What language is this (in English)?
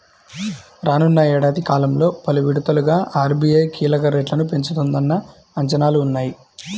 Telugu